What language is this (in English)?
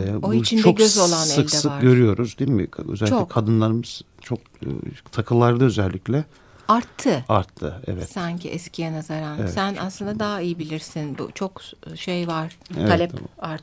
Turkish